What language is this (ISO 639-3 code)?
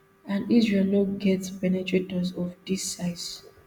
pcm